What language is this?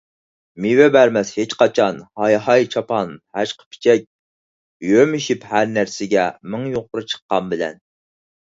Uyghur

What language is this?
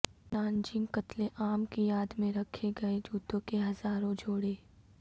Urdu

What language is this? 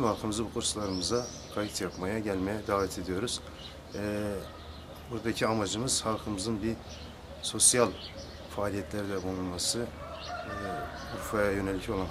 Turkish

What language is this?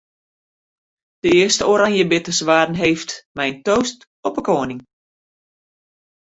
Western Frisian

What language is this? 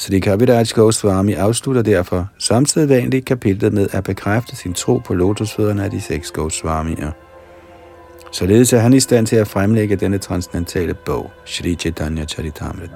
Danish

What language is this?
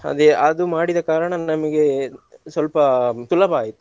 Kannada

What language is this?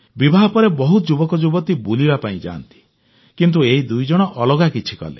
Odia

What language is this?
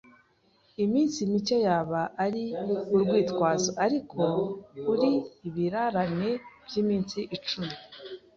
Kinyarwanda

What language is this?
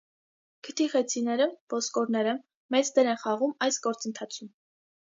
Armenian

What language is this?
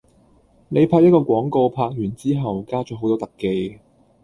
Cantonese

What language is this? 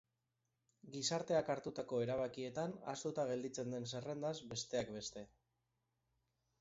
Basque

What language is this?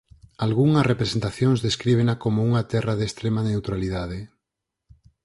Galician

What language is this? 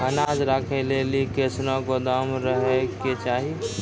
Maithili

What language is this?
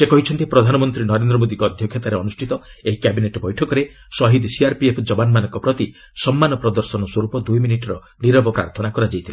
Odia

